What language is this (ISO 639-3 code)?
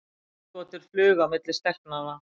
isl